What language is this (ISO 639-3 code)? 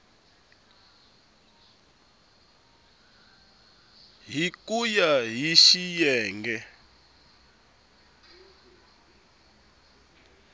tso